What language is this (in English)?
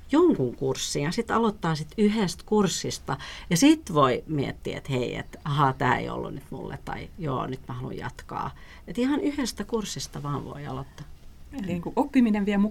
Finnish